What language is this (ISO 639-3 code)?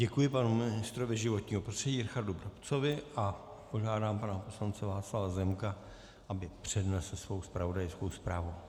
ces